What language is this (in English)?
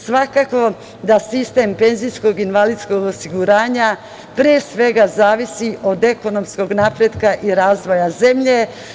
Serbian